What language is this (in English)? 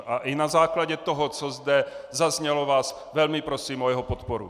Czech